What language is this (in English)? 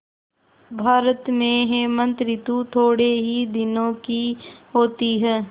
Hindi